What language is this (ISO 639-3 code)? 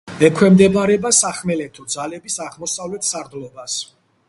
kat